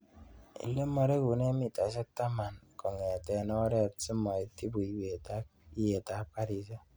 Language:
Kalenjin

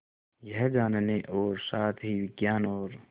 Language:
Hindi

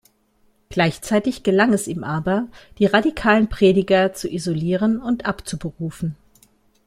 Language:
German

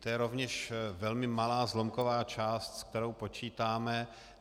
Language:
Czech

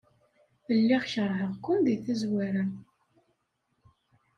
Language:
Kabyle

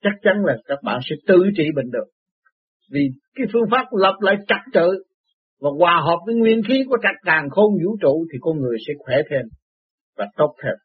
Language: Vietnamese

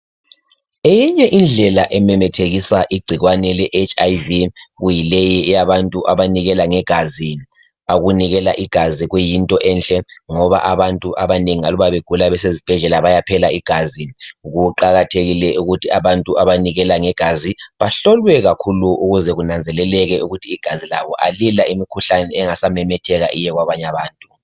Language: North Ndebele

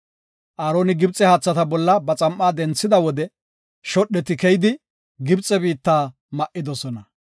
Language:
Gofa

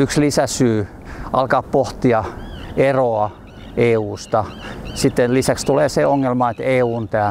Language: Finnish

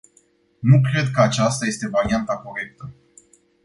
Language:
Romanian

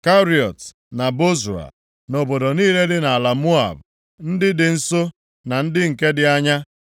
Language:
Igbo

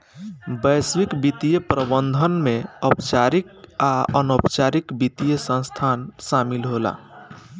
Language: Bhojpuri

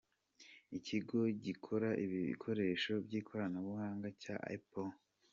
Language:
Kinyarwanda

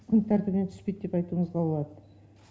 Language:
Kazakh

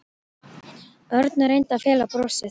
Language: Icelandic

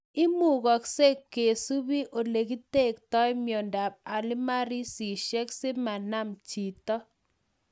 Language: Kalenjin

